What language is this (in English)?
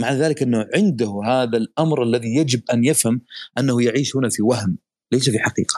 Arabic